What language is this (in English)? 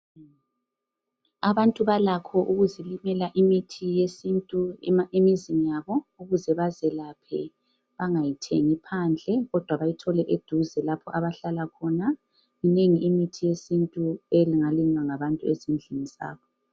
North Ndebele